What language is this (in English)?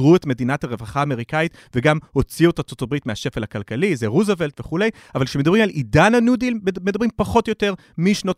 Hebrew